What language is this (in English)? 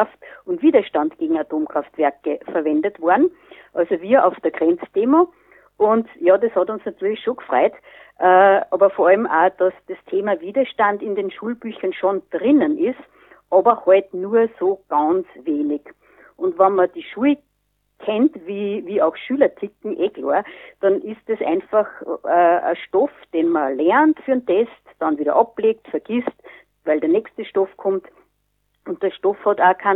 German